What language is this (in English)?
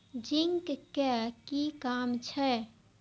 Maithili